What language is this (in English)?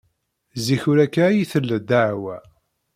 Kabyle